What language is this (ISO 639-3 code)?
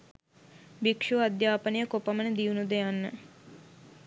sin